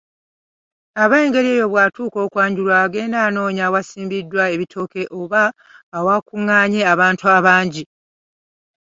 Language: Ganda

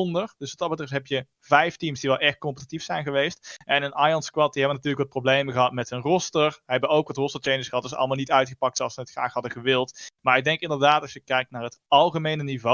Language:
Dutch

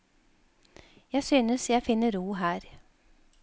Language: Norwegian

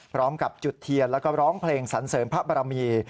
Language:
Thai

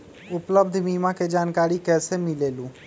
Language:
Magahi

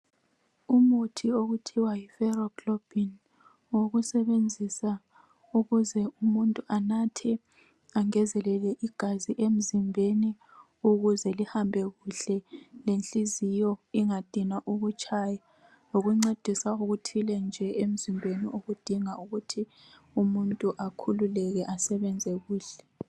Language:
North Ndebele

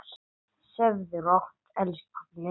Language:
Icelandic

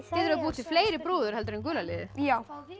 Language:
Icelandic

